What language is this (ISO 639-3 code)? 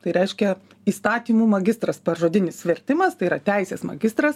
lit